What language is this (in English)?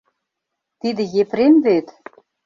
Mari